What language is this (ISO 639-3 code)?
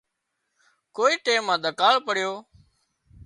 kxp